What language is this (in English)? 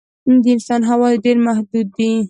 Pashto